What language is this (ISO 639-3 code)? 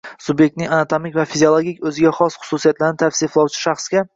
uzb